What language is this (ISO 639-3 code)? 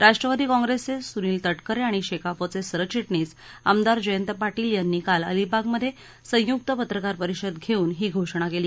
mar